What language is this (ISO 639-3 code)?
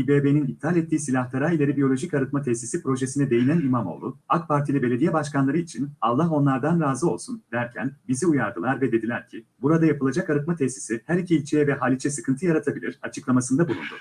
tur